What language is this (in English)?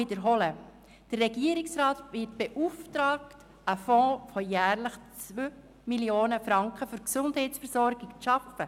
Swiss German